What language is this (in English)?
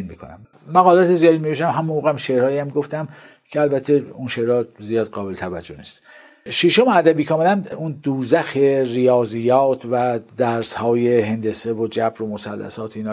Persian